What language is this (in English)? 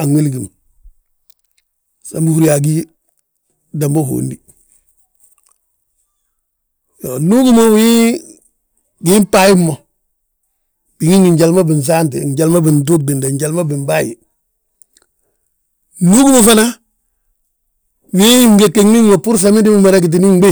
Balanta-Ganja